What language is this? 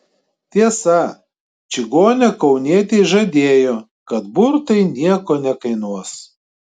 Lithuanian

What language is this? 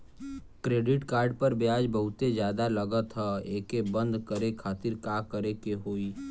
Bhojpuri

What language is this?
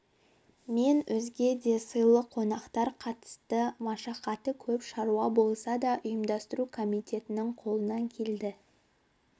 Kazakh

